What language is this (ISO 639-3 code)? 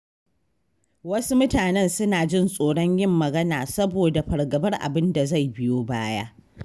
hau